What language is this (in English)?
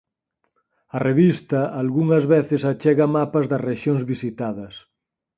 Galician